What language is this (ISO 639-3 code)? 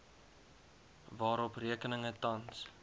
afr